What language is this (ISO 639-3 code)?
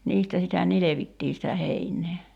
fin